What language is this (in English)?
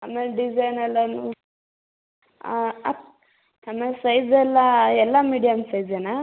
Kannada